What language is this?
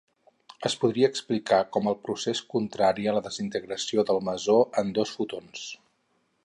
Catalan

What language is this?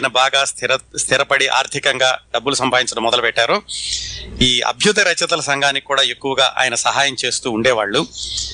Telugu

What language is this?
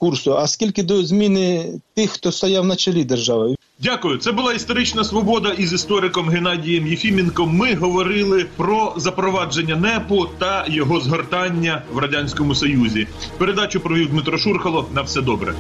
Ukrainian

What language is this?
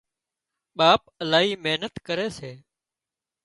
Wadiyara Koli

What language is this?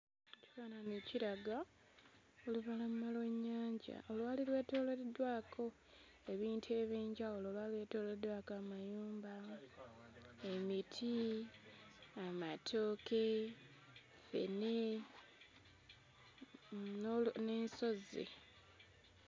Ganda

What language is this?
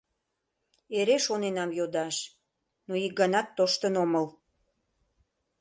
Mari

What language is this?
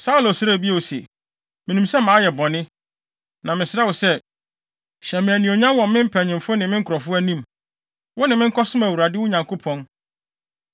Akan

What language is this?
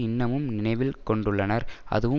Tamil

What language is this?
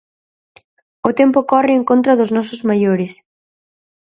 Galician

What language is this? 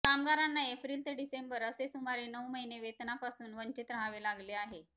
Marathi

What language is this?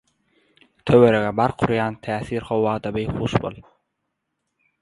Turkmen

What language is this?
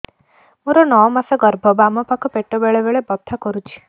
Odia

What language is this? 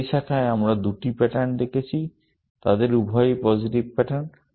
Bangla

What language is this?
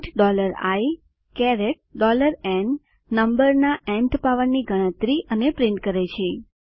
Gujarati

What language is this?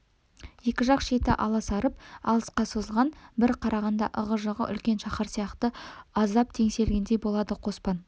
Kazakh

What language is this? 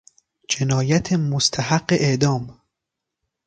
Persian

